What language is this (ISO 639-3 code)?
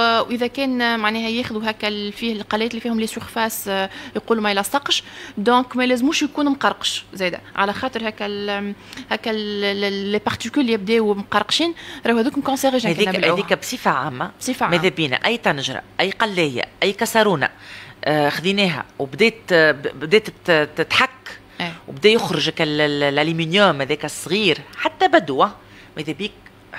ara